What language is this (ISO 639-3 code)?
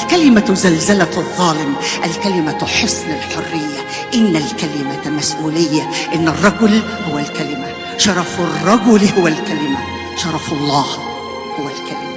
ara